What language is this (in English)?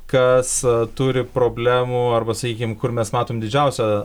Lithuanian